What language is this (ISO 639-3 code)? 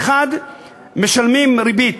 heb